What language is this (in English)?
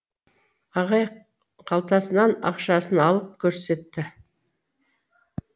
Kazakh